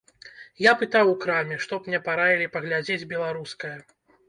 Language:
Belarusian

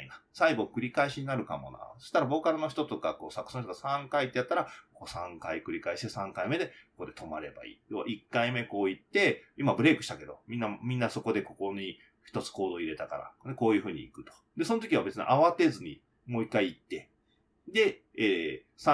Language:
Japanese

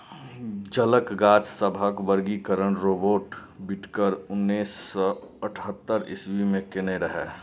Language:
Maithili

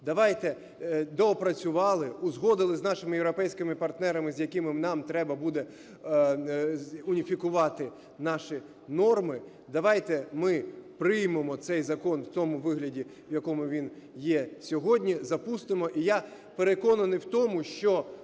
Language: Ukrainian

